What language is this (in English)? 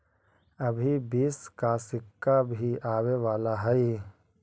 Magahi